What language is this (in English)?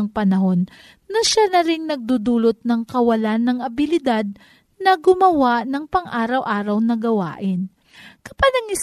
Filipino